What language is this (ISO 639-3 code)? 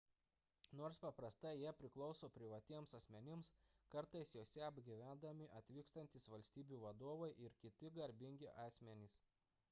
lit